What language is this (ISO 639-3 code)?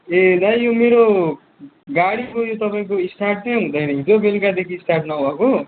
nep